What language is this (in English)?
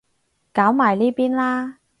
Cantonese